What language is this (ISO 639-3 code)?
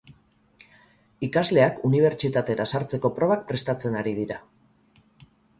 eus